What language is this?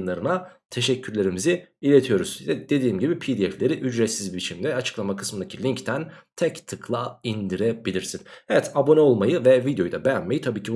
Turkish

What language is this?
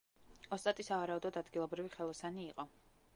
Georgian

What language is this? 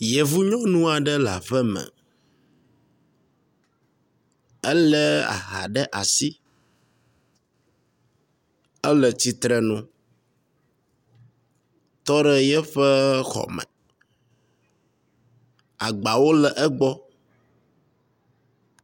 Ewe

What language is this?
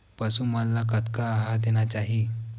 Chhattisgarhi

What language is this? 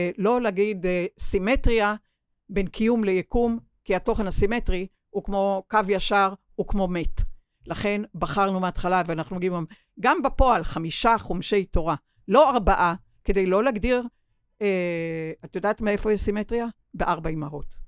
Hebrew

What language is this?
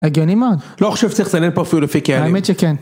Hebrew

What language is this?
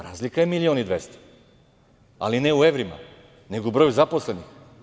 Serbian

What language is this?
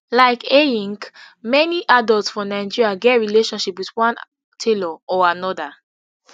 Nigerian Pidgin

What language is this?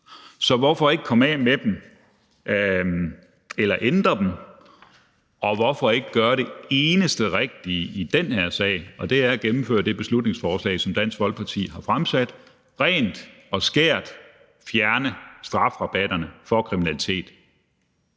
Danish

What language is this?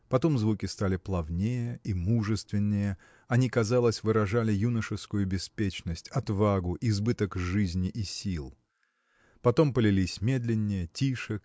Russian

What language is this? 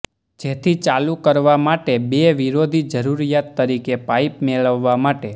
Gujarati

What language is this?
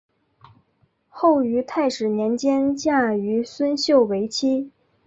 Chinese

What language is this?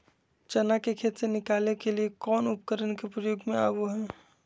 Magahi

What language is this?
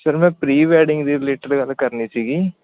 Punjabi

